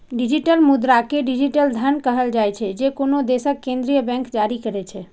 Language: Maithili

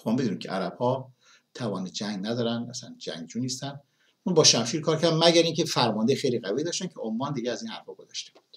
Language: Persian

